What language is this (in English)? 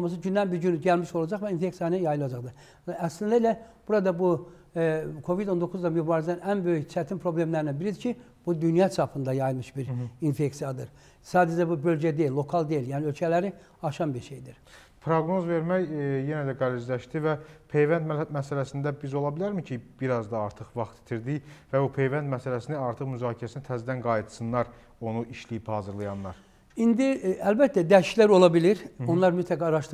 Turkish